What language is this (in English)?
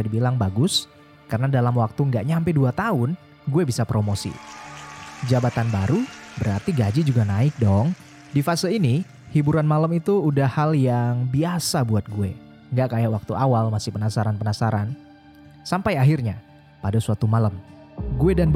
Indonesian